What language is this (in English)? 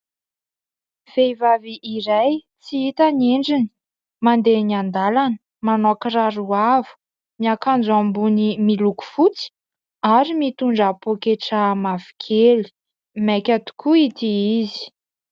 Malagasy